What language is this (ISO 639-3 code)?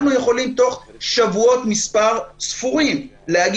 heb